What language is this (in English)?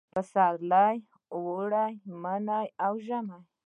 Pashto